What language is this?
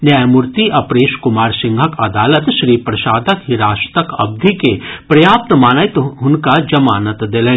Maithili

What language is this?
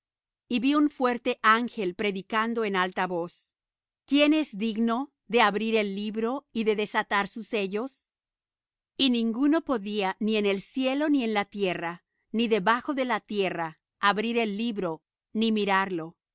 Spanish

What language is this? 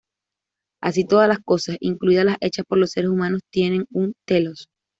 Spanish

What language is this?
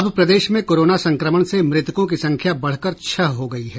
Hindi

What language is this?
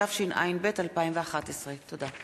Hebrew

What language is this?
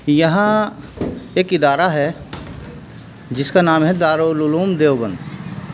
Urdu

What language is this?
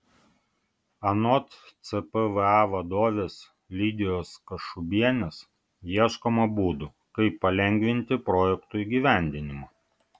Lithuanian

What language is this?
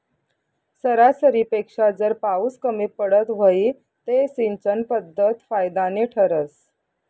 Marathi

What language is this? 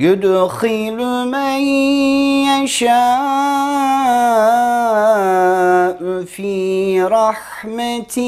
Turkish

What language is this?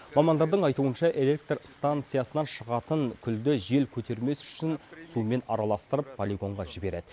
Kazakh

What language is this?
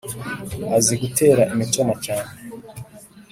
Kinyarwanda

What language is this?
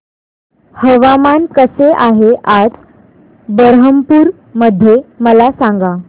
Marathi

